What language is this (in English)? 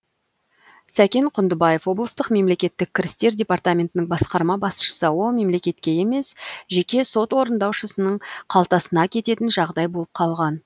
Kazakh